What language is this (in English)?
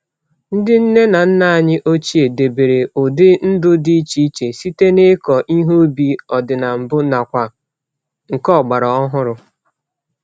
Igbo